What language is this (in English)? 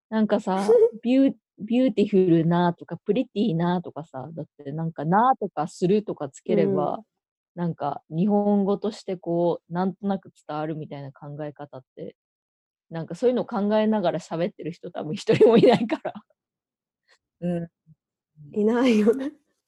Japanese